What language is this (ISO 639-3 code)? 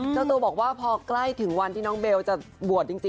tha